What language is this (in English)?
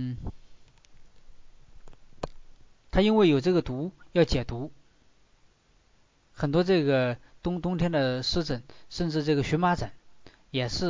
Chinese